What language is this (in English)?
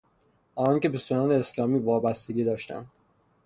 Persian